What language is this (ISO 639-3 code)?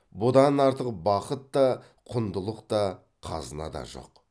kaz